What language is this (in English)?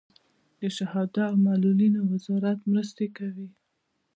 Pashto